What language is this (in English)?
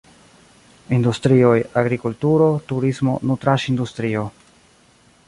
Esperanto